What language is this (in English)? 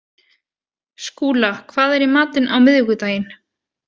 Icelandic